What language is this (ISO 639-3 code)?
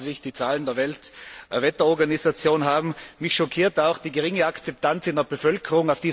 deu